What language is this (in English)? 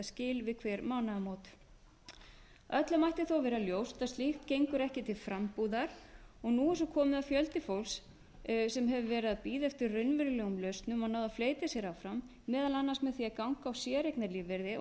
Icelandic